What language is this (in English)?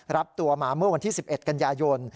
Thai